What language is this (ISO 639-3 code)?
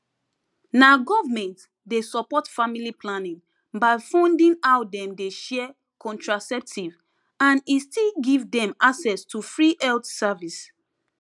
pcm